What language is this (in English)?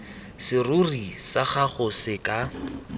Tswana